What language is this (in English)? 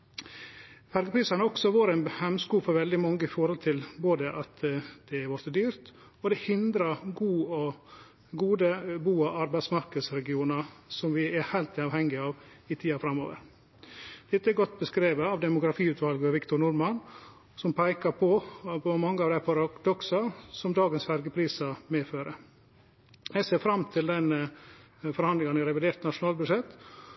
Norwegian Nynorsk